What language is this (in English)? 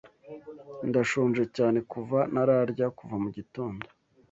Kinyarwanda